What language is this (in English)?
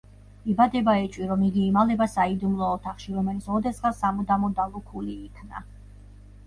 Georgian